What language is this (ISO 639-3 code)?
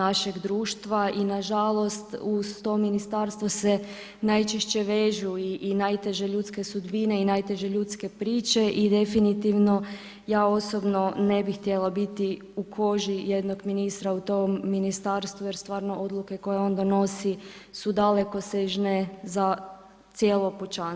hrv